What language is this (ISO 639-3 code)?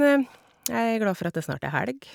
nor